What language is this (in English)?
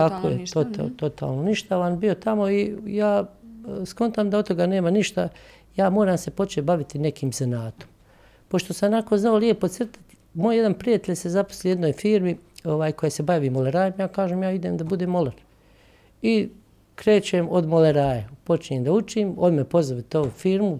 Croatian